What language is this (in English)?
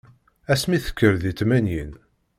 Kabyle